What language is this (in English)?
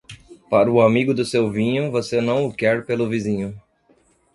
Portuguese